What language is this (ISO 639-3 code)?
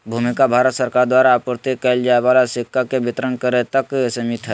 mag